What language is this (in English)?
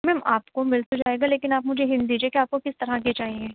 Urdu